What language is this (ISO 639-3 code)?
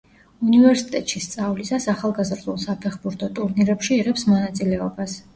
kat